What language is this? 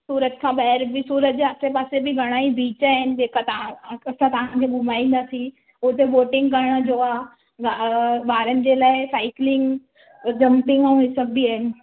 Sindhi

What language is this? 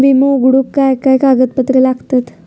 Marathi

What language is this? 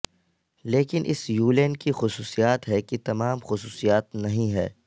Urdu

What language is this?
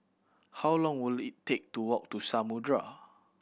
English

